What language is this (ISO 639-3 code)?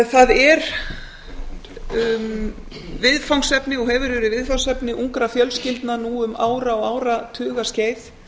isl